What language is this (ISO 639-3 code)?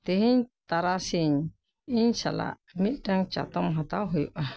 sat